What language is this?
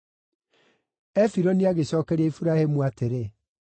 Kikuyu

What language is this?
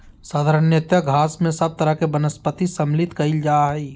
Magahi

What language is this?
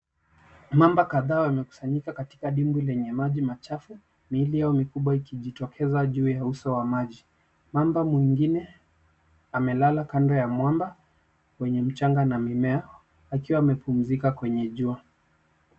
Swahili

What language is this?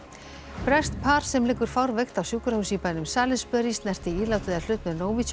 Icelandic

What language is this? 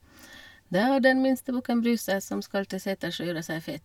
Norwegian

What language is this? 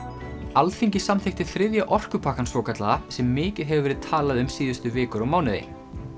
Icelandic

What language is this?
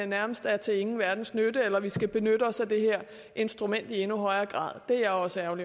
Danish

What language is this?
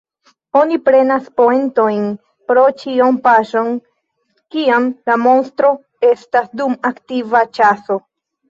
Esperanto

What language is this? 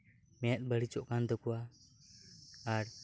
Santali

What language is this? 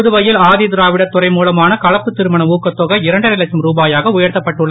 Tamil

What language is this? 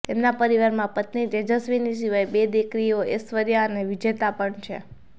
Gujarati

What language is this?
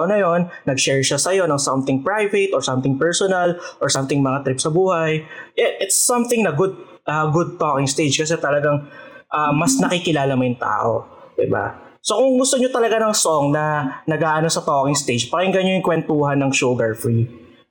Filipino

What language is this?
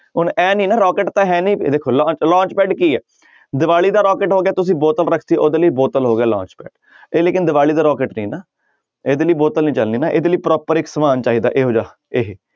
Punjabi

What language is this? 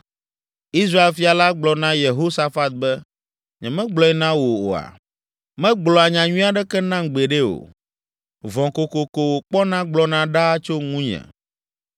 Ewe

